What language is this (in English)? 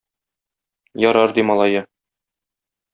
Tatar